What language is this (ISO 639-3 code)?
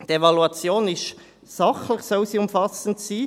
gsw